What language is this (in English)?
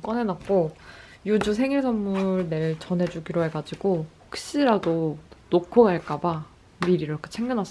Korean